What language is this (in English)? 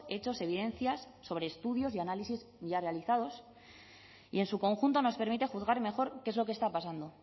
Spanish